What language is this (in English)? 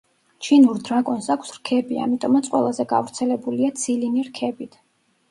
Georgian